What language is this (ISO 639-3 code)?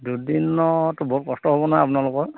asm